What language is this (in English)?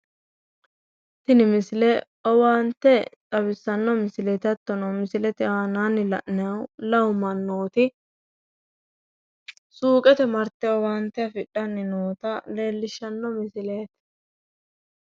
Sidamo